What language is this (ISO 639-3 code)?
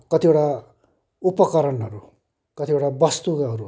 nep